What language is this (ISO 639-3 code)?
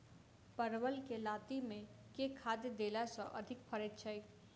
mai